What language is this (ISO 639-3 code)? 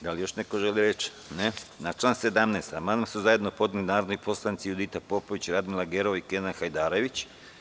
srp